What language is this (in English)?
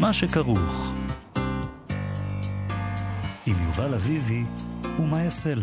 Hebrew